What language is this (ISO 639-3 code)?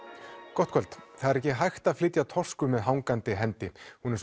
isl